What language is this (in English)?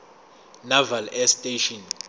Zulu